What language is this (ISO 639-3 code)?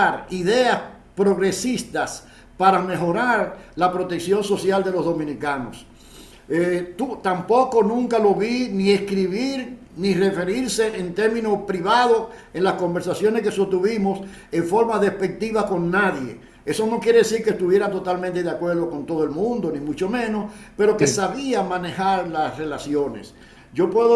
spa